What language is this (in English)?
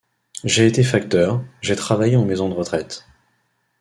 French